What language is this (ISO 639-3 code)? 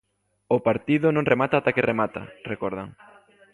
glg